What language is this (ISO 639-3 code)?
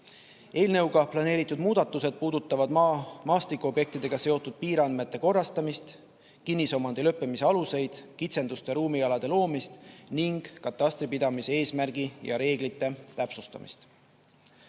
est